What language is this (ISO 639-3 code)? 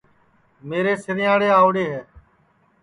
ssi